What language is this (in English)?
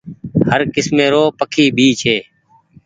Goaria